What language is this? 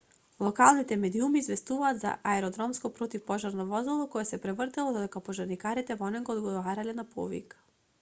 Macedonian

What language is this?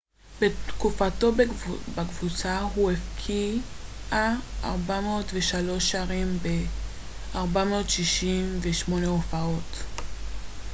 Hebrew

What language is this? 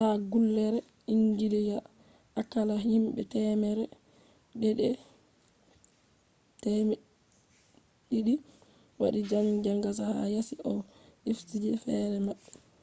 Fula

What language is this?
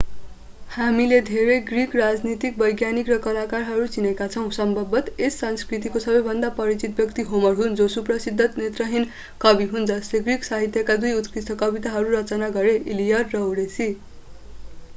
Nepali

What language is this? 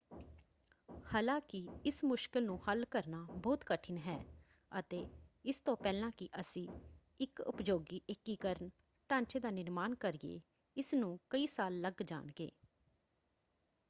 Punjabi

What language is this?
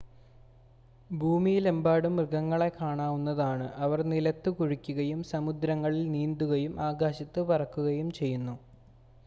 Malayalam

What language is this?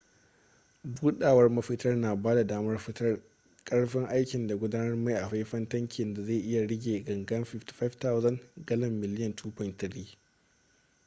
Hausa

